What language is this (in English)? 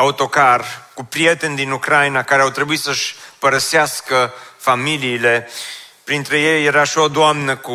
Romanian